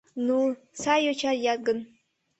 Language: Mari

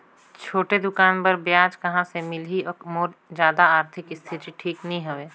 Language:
Chhattisgarhi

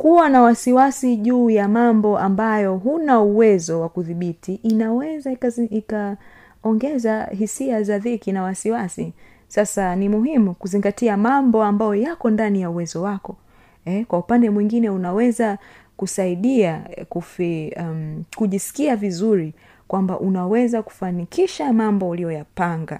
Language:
Swahili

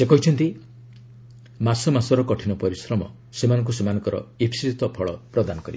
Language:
Odia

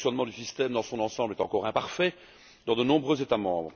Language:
French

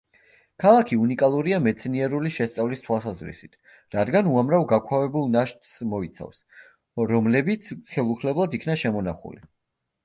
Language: Georgian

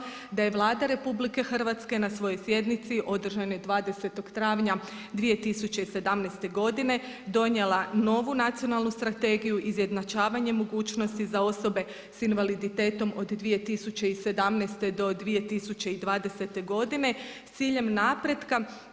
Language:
Croatian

